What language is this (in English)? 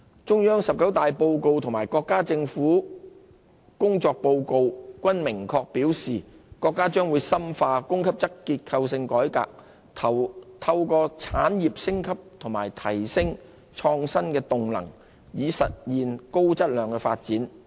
Cantonese